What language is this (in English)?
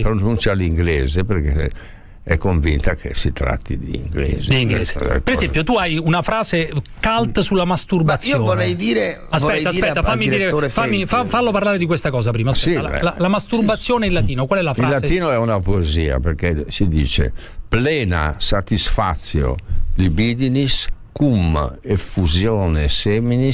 Italian